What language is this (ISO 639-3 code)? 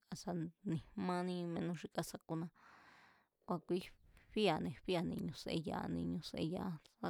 vmz